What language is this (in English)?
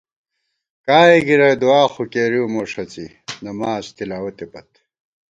Gawar-Bati